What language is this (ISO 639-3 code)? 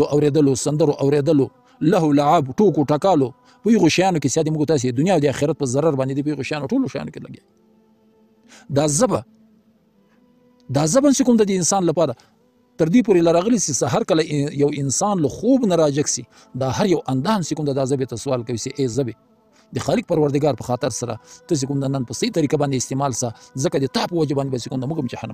ara